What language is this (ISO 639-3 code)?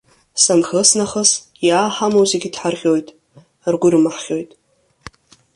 abk